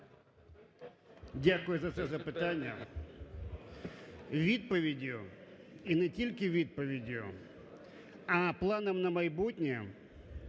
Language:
Ukrainian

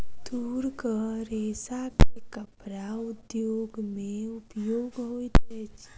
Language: Maithili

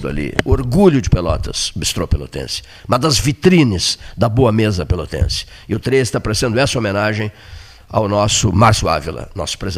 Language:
Portuguese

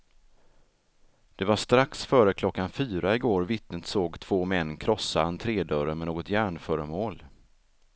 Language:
Swedish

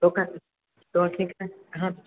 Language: Maithili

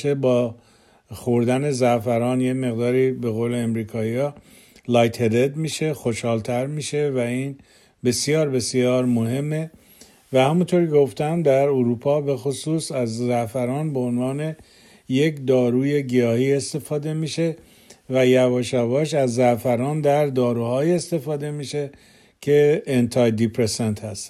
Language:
Persian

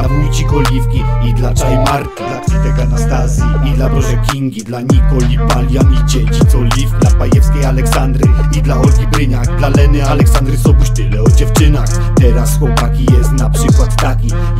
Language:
Polish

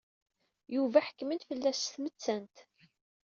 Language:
Kabyle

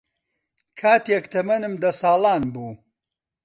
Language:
Central Kurdish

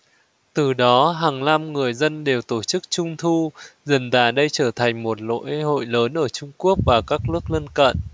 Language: Vietnamese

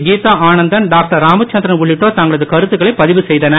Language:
Tamil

